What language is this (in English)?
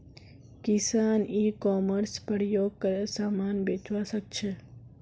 Magahi